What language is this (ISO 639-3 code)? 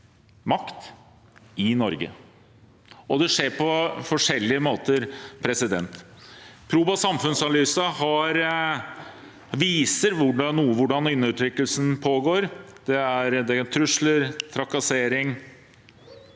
nor